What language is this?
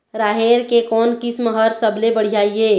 Chhattisgarhi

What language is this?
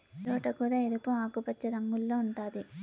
Telugu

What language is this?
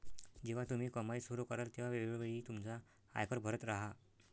Marathi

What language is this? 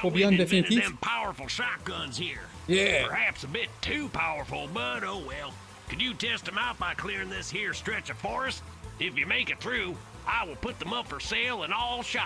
German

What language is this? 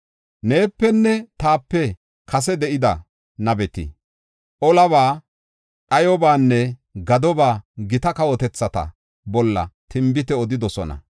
Gofa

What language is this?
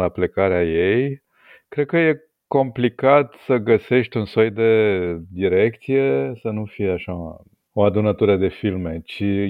Romanian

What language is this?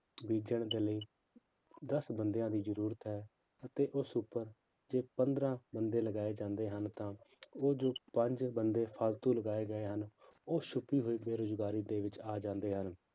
Punjabi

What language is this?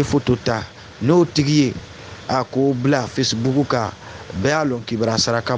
French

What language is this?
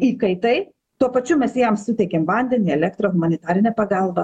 Lithuanian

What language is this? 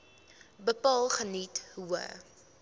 Afrikaans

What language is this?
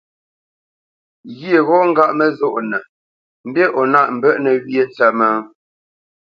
Bamenyam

